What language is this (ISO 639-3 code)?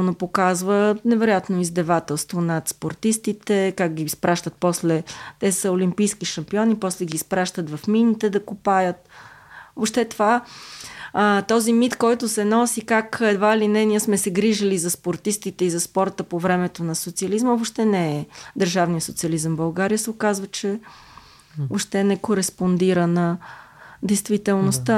bul